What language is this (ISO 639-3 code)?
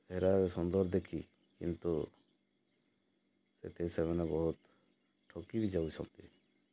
ori